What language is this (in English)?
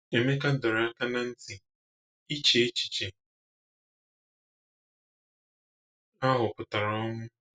Igbo